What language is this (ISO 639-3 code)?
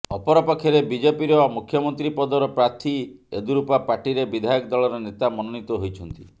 ori